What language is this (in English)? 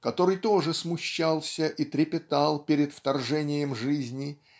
Russian